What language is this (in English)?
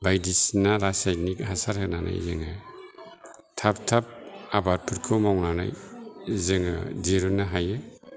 Bodo